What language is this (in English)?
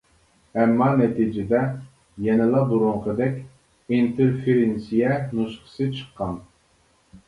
Uyghur